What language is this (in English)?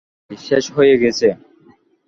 Bangla